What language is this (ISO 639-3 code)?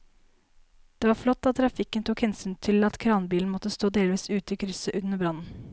nor